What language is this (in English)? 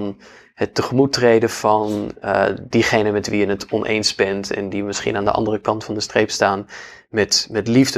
Dutch